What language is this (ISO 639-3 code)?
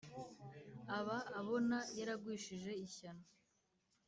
kin